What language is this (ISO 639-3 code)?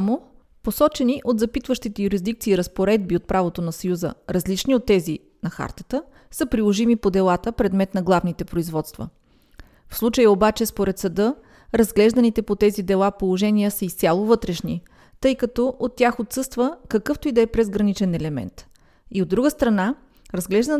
bul